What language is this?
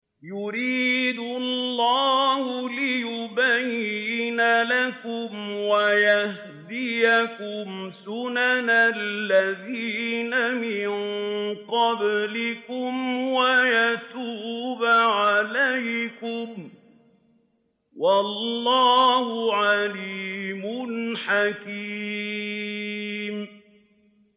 Arabic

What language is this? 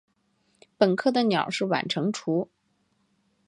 Chinese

